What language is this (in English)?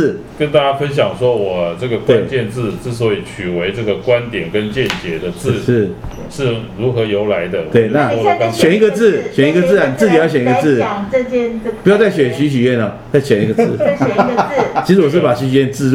Chinese